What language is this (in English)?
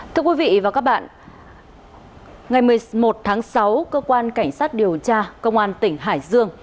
Vietnamese